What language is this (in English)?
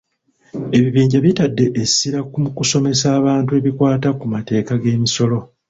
Ganda